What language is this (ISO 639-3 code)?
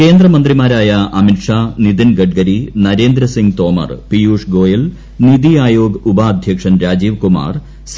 mal